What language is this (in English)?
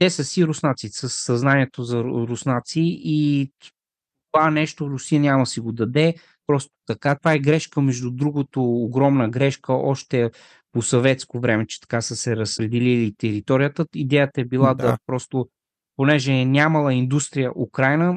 Bulgarian